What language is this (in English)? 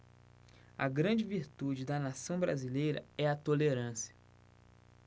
Portuguese